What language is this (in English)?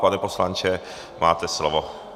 Czech